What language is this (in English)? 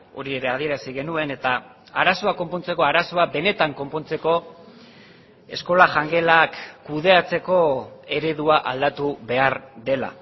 Basque